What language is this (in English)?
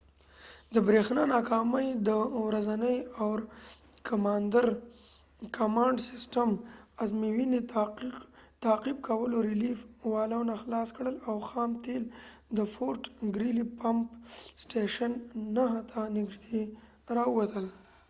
Pashto